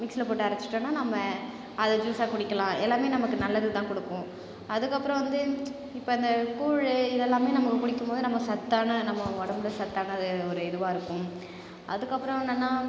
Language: Tamil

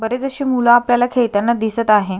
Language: Marathi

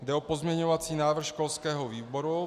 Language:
Czech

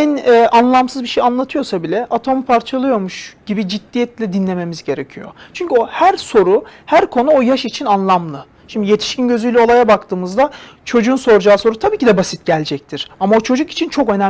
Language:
Turkish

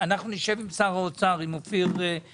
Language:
Hebrew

